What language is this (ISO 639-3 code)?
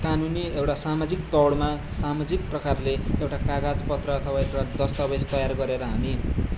nep